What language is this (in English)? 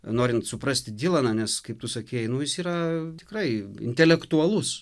Lithuanian